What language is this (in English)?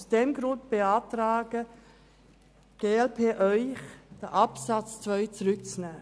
Swiss German